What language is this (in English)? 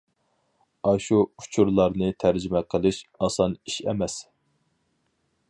Uyghur